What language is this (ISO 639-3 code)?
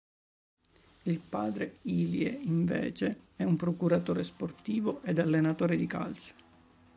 ita